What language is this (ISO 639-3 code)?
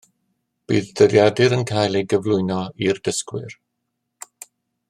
cym